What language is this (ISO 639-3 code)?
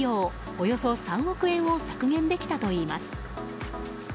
jpn